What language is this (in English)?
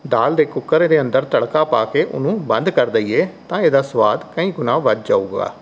Punjabi